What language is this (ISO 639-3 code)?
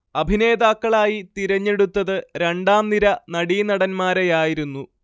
mal